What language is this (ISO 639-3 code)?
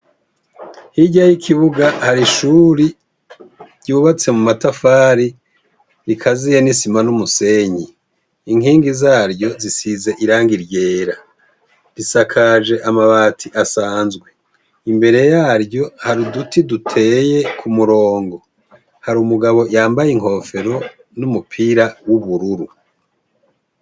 run